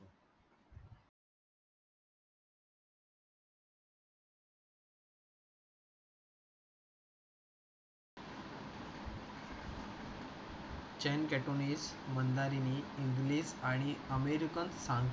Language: Marathi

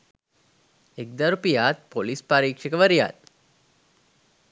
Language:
Sinhala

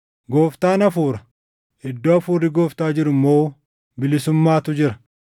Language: Oromo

